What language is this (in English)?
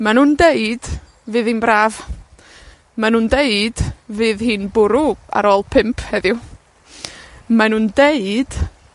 Welsh